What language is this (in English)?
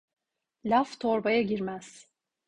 Turkish